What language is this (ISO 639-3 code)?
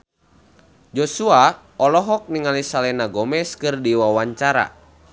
sun